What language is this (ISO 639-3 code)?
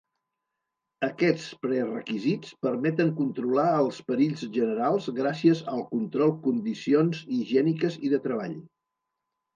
cat